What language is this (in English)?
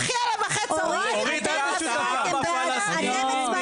Hebrew